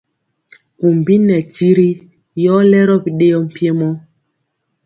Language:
Mpiemo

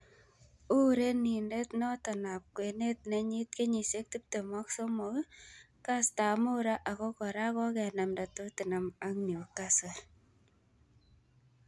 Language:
Kalenjin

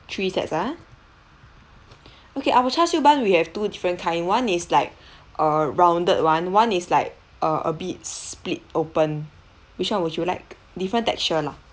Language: English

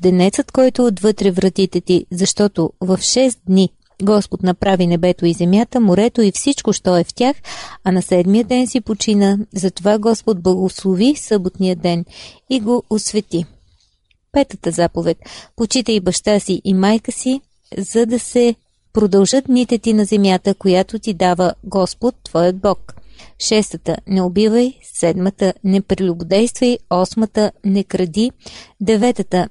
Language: Bulgarian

